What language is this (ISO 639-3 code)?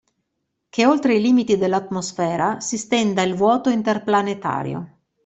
ita